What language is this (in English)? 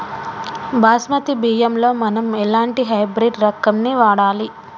Telugu